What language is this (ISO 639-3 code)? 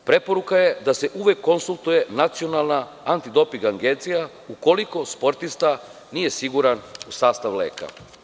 srp